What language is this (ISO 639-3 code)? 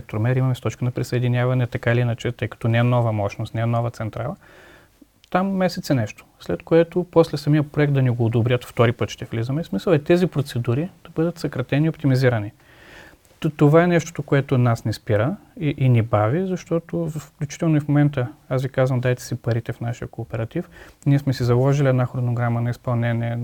bul